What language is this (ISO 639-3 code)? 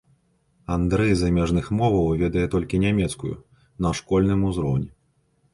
bel